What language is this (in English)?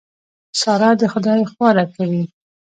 Pashto